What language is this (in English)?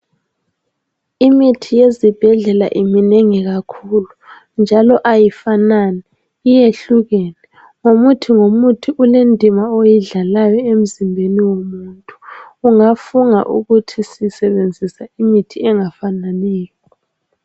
North Ndebele